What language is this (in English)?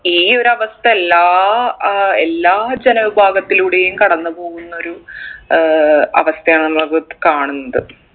Malayalam